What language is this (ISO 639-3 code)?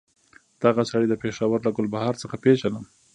pus